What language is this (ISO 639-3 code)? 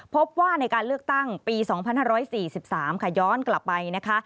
tha